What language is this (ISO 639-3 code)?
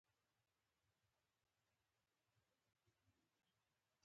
pus